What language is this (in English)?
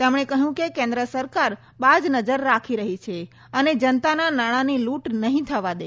Gujarati